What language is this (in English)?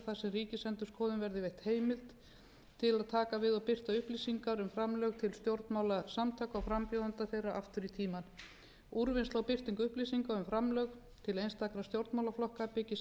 Icelandic